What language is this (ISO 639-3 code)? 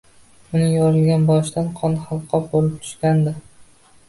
uzb